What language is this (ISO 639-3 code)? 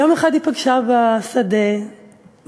heb